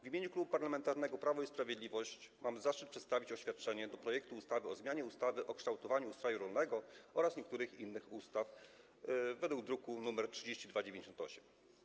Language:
Polish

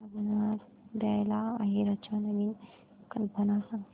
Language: Marathi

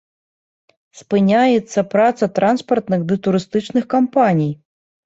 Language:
Belarusian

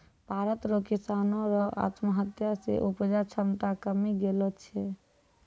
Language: Maithili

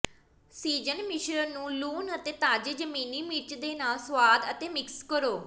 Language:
Punjabi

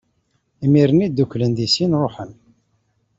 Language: Kabyle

